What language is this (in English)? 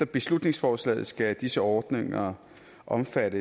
Danish